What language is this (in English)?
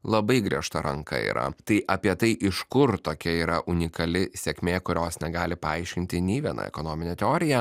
Lithuanian